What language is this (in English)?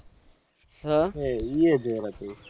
Gujarati